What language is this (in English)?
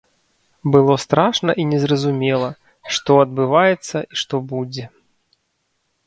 Belarusian